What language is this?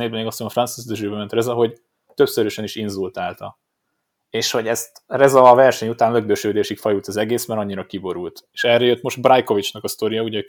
Hungarian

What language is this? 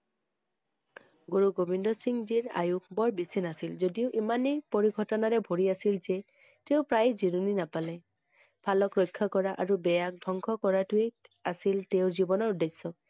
Assamese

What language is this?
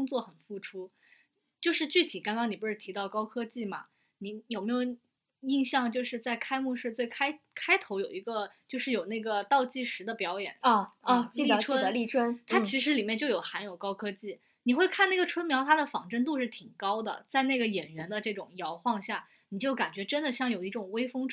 Chinese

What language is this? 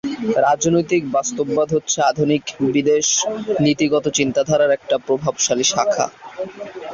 Bangla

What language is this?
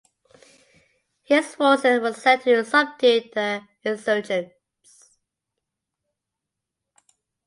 English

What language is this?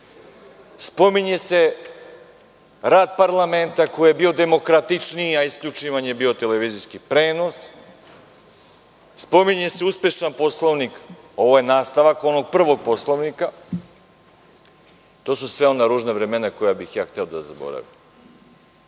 Serbian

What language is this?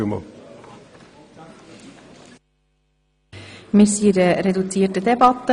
Swiss German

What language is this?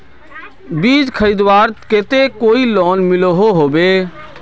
Magahi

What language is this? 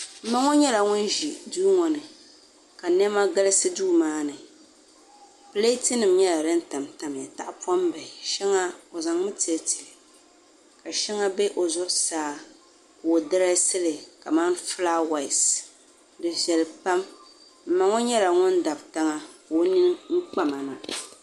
Dagbani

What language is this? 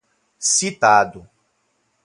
Portuguese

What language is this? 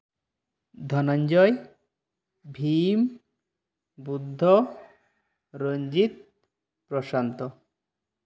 Santali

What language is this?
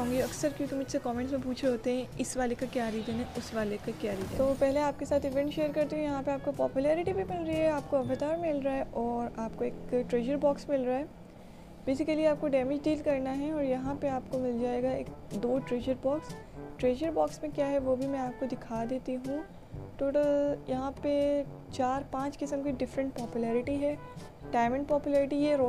Hindi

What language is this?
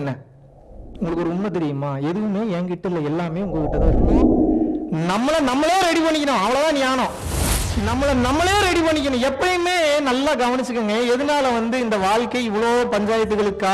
Tamil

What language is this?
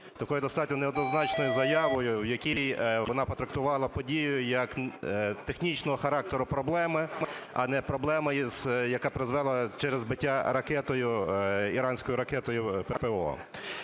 Ukrainian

